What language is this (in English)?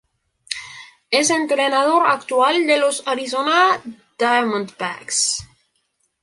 Spanish